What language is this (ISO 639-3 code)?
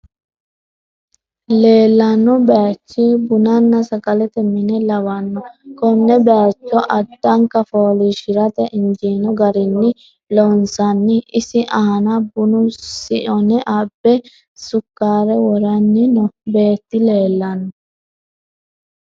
sid